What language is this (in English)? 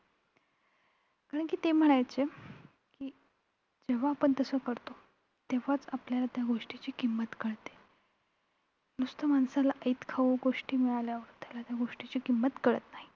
Marathi